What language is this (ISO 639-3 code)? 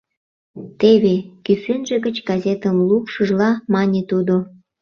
chm